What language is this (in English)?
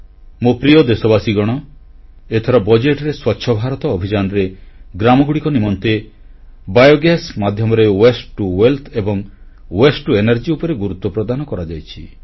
Odia